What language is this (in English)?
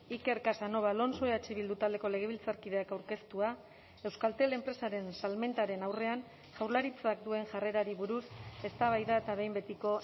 Basque